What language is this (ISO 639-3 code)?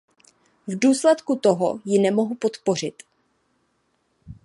ces